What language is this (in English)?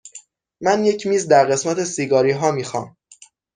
Persian